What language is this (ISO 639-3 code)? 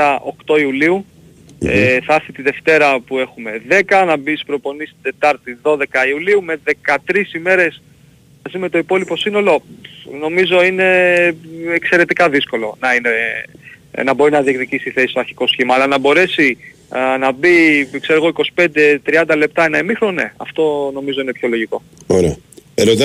ell